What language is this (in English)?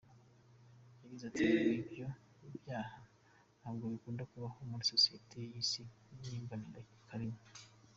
Kinyarwanda